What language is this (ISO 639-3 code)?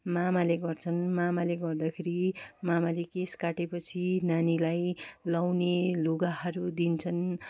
nep